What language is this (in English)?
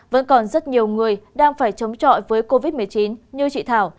Vietnamese